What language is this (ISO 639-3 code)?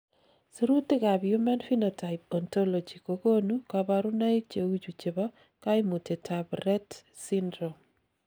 kln